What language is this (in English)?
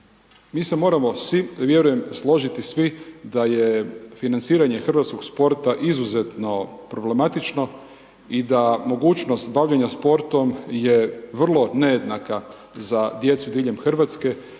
Croatian